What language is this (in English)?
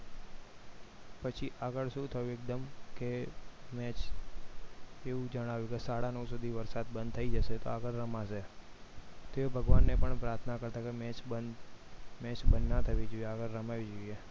Gujarati